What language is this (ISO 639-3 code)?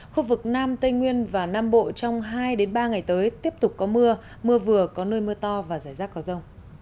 vie